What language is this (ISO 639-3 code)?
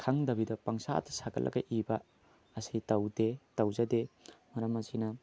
mni